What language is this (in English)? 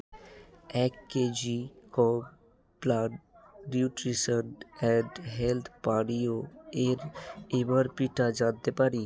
Bangla